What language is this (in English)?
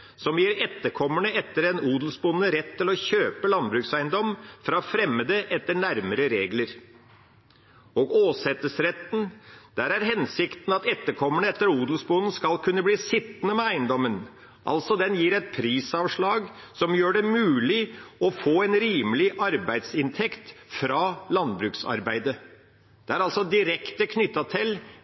Norwegian Bokmål